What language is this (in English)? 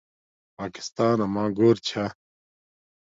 Domaaki